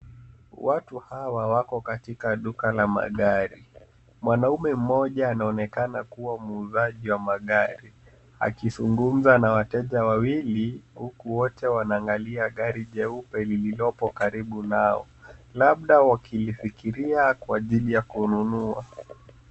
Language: Swahili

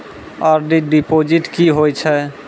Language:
Maithili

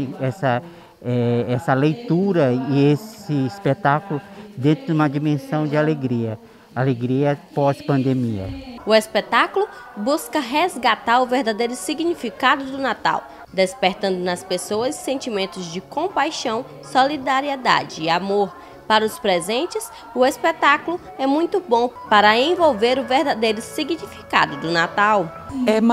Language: Portuguese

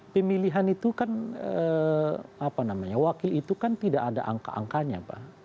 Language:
Indonesian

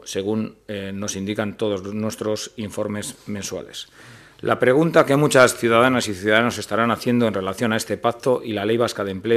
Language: Spanish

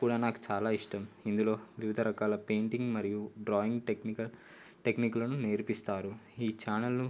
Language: Telugu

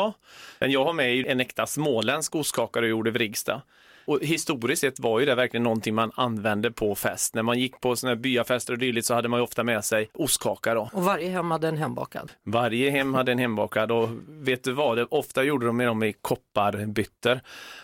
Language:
Swedish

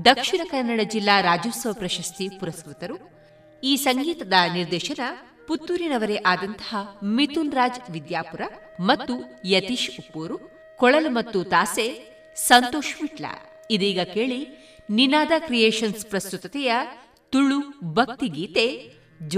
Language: Kannada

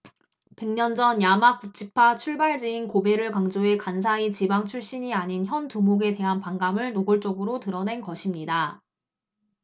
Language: Korean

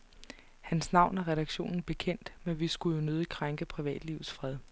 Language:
Danish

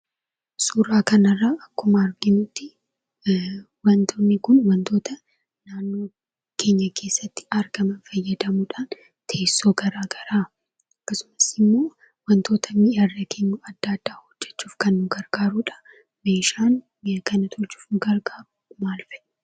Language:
Oromo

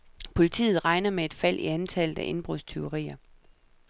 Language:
Danish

